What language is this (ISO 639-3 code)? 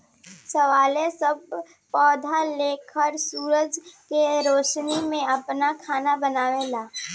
bho